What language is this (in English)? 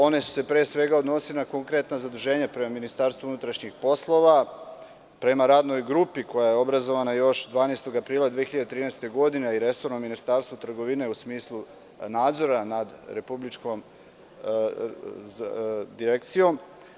Serbian